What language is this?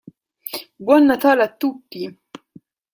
Italian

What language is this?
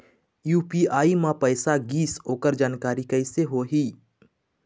Chhattisgarhi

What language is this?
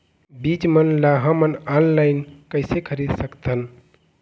Chhattisgarhi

